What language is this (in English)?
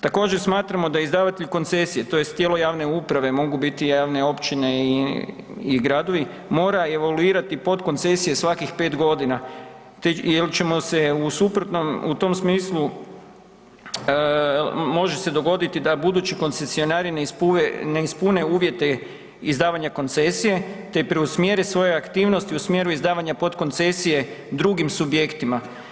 Croatian